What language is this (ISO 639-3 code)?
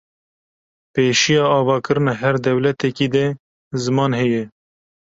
kur